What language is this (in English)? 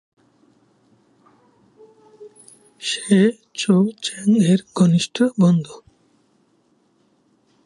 Bangla